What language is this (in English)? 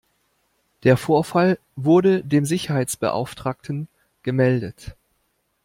German